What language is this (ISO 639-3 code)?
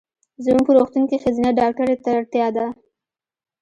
pus